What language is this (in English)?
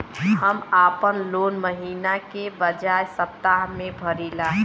Bhojpuri